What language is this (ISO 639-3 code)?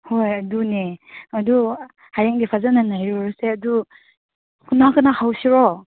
mni